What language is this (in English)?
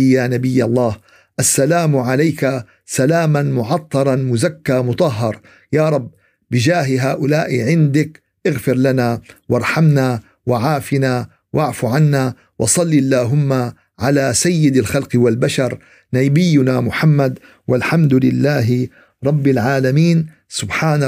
Arabic